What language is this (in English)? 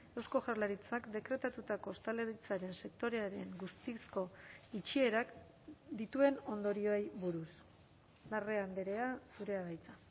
Basque